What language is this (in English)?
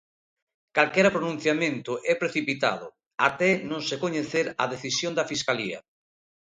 Galician